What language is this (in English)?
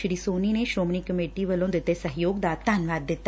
Punjabi